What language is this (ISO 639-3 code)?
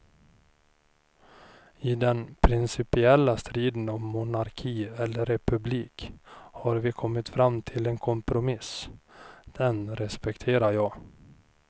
swe